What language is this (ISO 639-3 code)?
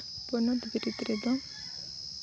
sat